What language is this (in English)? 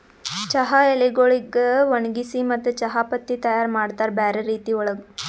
Kannada